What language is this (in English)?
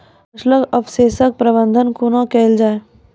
Maithili